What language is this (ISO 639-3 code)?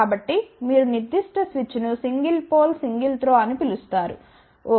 tel